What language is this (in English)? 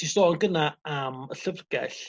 Welsh